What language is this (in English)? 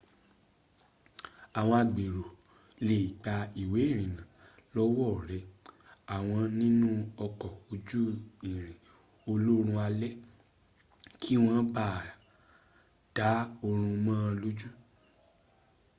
Yoruba